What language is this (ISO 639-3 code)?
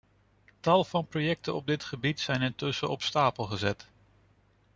nld